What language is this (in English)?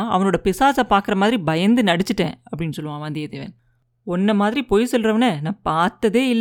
Tamil